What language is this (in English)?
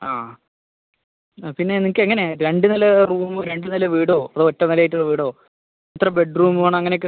Malayalam